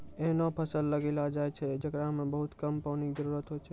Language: Maithili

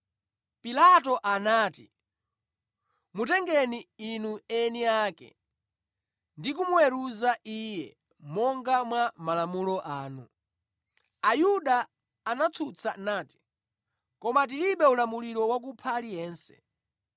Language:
Nyanja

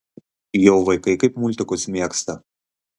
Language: Lithuanian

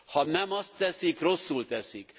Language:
Hungarian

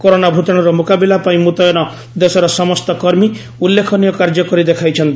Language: Odia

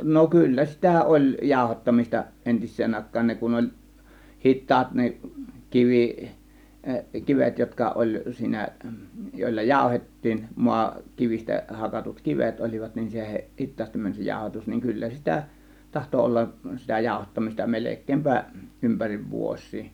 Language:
Finnish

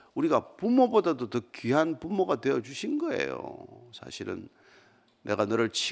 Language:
Korean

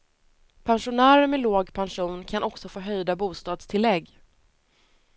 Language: Swedish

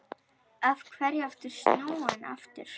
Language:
Icelandic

